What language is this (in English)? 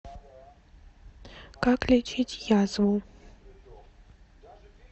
Russian